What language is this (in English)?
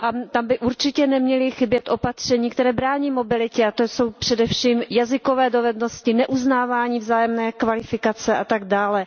Czech